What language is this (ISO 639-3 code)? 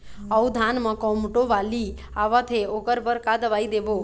hne